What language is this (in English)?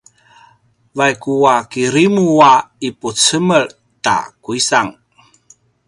Paiwan